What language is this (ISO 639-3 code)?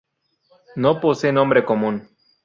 spa